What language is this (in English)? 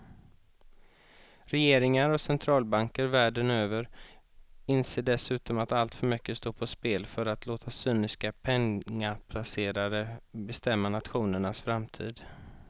Swedish